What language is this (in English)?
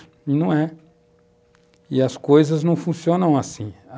Portuguese